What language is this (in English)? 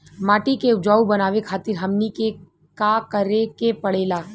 Bhojpuri